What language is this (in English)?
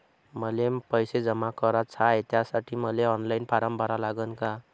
Marathi